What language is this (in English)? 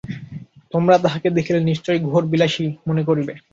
Bangla